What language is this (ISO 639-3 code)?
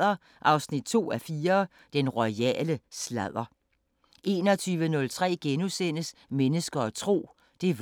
dan